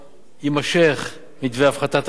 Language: Hebrew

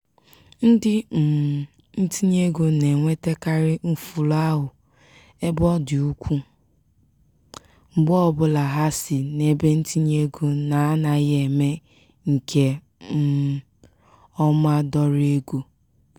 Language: Igbo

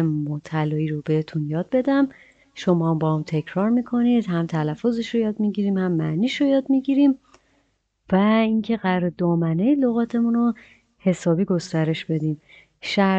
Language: Persian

